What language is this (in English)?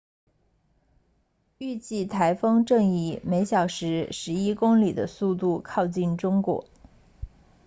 Chinese